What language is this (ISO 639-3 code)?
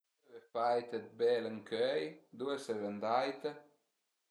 pms